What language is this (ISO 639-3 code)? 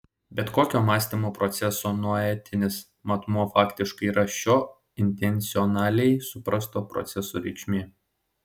lit